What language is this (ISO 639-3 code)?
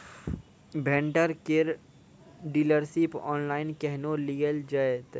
mai